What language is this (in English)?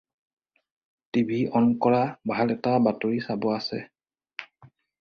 Assamese